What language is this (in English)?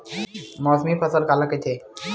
Chhattisgarhi